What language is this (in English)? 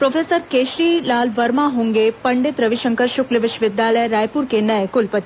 Hindi